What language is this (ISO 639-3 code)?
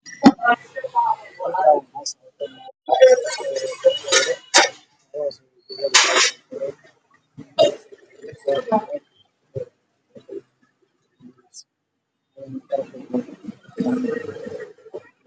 som